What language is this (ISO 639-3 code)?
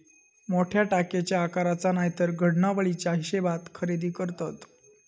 mar